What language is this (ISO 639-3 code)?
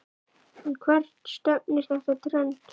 isl